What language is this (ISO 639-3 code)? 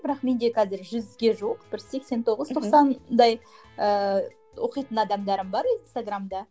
kaz